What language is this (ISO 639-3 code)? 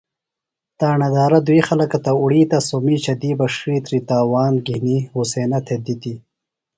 phl